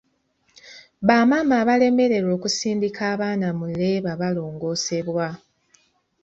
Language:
Ganda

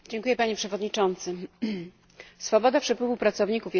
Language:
Polish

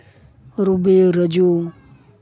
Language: Santali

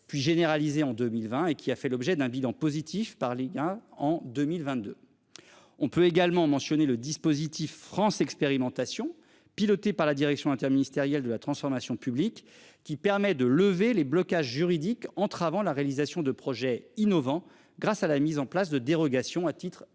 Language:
French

